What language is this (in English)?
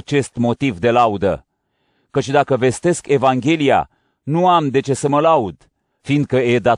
Romanian